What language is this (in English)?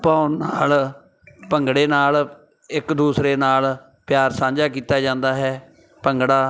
Punjabi